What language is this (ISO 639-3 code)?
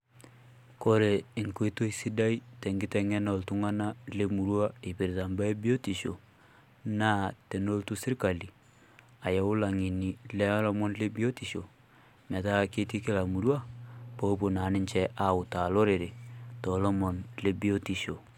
mas